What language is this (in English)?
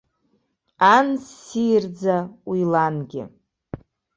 Abkhazian